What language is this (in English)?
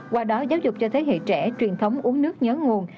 Vietnamese